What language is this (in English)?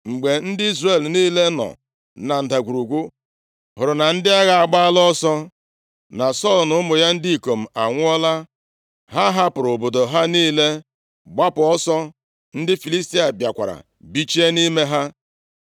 Igbo